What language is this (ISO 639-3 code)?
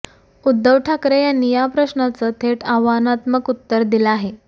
mar